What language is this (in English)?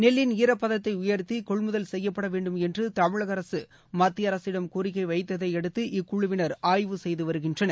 Tamil